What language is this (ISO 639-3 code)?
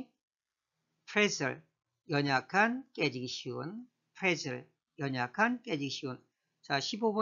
kor